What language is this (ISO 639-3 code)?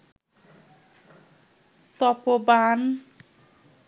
ben